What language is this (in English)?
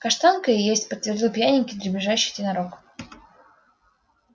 Russian